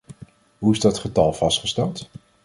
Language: Dutch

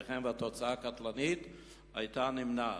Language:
Hebrew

